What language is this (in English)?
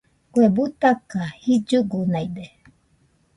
Nüpode Huitoto